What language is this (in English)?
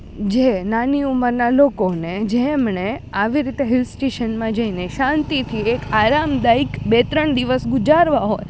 Gujarati